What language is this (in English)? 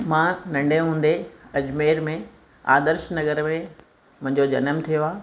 Sindhi